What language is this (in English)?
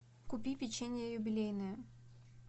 Russian